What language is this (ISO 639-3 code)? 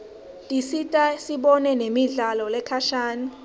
ssw